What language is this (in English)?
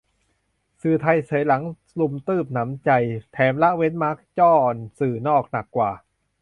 Thai